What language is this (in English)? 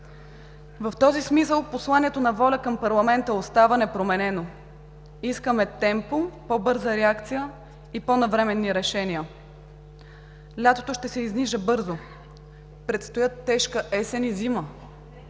Bulgarian